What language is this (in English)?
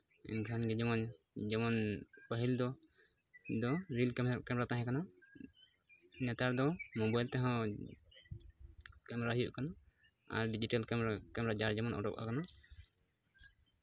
Santali